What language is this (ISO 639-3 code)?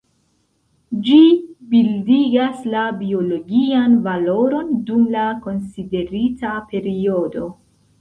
epo